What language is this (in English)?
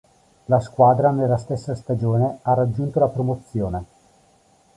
Italian